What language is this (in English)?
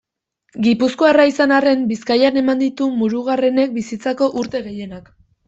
Basque